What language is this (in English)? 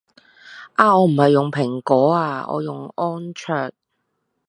Cantonese